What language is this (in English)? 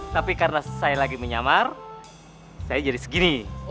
Indonesian